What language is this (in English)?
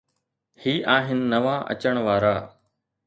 Sindhi